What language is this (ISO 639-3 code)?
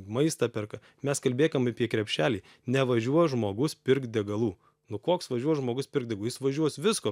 lit